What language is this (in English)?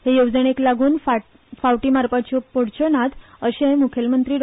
Konkani